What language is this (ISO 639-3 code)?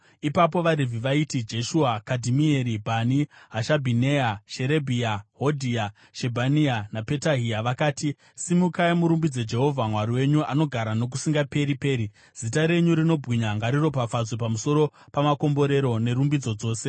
sna